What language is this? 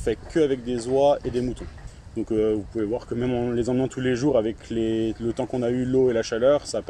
French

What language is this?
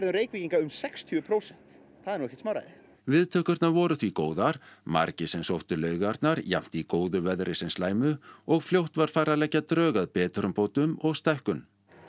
Icelandic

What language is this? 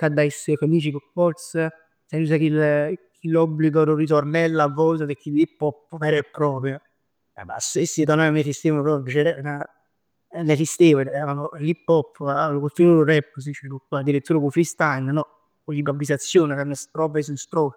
Neapolitan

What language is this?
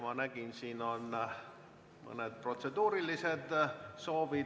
Estonian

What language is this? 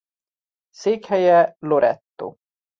Hungarian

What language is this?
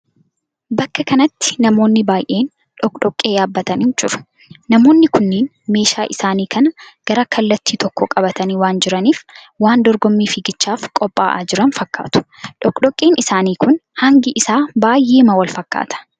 Oromo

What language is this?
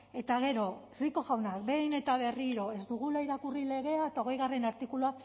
Basque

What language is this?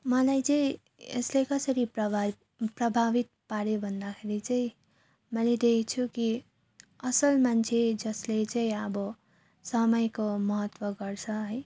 Nepali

